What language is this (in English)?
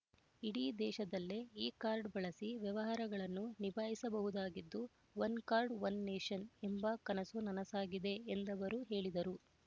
Kannada